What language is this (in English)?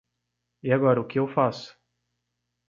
Portuguese